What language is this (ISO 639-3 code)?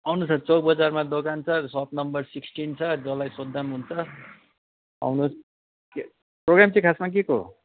nep